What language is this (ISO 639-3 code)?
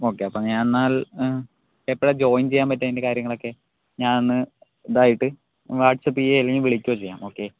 mal